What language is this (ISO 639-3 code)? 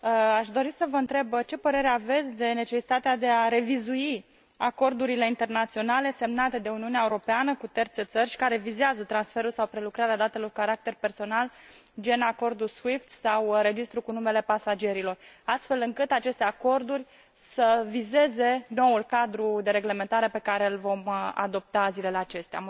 ron